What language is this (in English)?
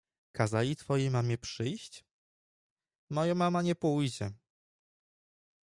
Polish